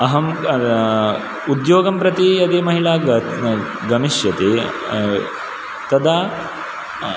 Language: Sanskrit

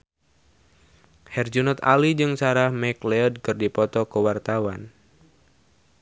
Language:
Sundanese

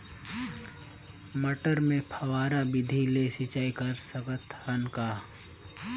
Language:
Chhattisgarhi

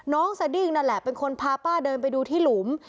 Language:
Thai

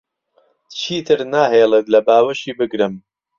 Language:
Central Kurdish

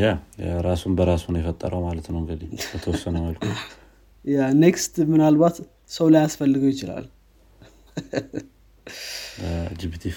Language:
Amharic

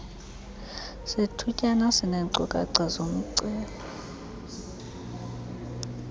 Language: Xhosa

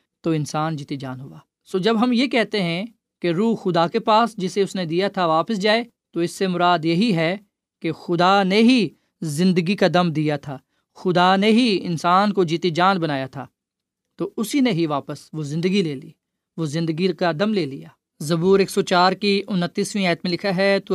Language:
Urdu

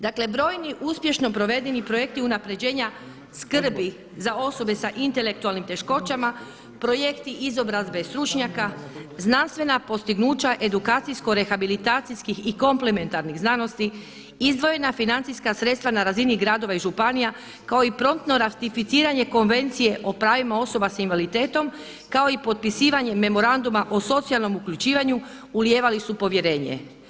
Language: Croatian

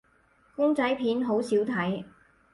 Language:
Cantonese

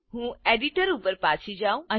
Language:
Gujarati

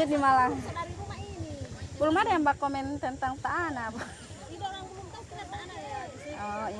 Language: Indonesian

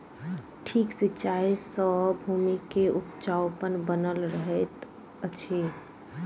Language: Maithili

